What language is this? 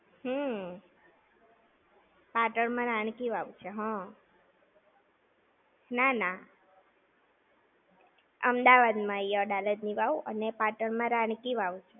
Gujarati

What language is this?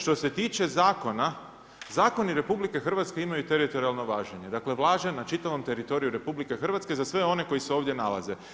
Croatian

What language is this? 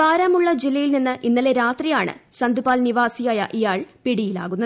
Malayalam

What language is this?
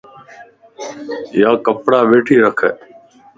Lasi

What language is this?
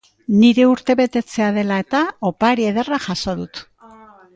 Basque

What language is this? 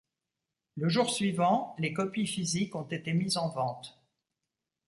French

